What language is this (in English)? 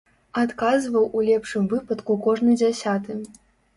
Belarusian